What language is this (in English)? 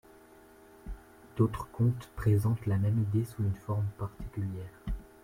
French